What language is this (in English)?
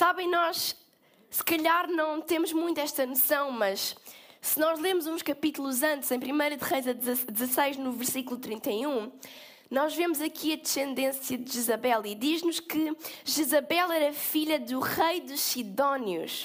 Portuguese